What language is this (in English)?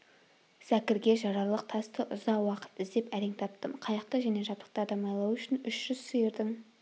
Kazakh